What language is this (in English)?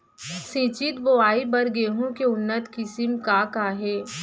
Chhattisgarhi